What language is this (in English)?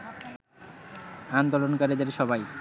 Bangla